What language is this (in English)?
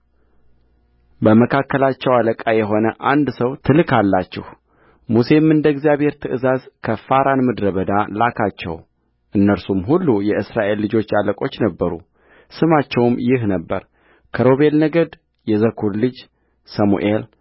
Amharic